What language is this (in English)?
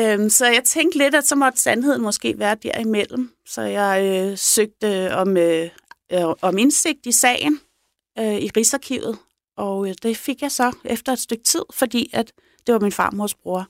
Danish